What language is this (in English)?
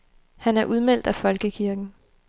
Danish